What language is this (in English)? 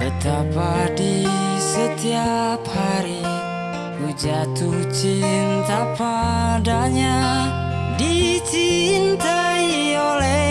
Indonesian